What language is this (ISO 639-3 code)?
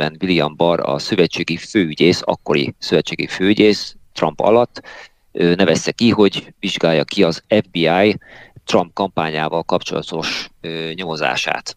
hun